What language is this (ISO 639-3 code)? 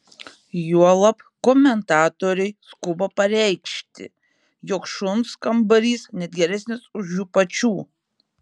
lit